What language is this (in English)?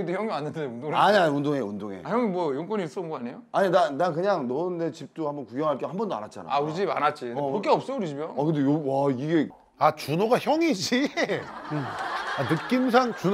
Korean